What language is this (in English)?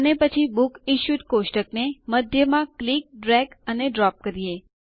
Gujarati